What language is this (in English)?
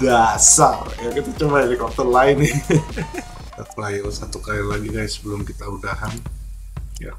Indonesian